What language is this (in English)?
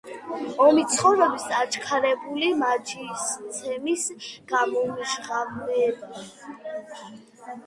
Georgian